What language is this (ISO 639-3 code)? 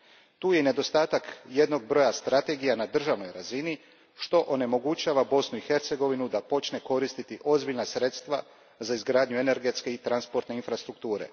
hrv